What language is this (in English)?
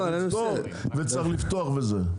Hebrew